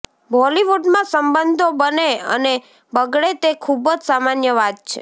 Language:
Gujarati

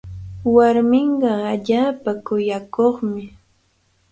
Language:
Cajatambo North Lima Quechua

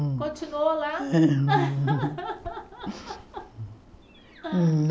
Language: Portuguese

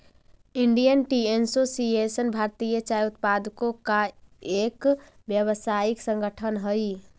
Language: Magahi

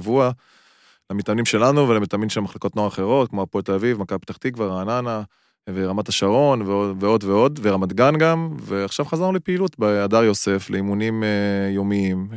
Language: Hebrew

